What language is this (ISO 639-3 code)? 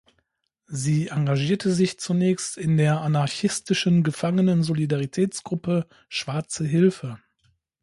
deu